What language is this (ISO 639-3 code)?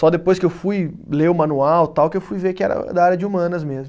por